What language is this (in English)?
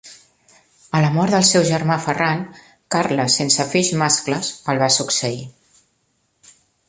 Catalan